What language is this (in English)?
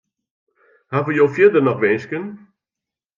Western Frisian